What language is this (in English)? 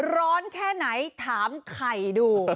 Thai